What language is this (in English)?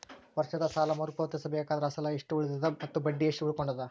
Kannada